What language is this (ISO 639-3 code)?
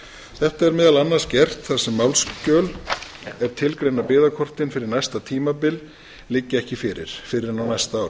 isl